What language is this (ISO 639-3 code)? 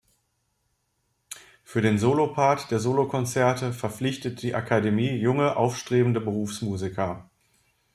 deu